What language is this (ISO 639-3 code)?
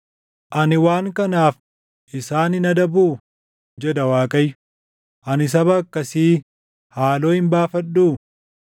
orm